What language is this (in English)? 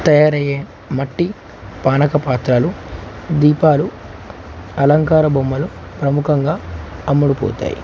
Telugu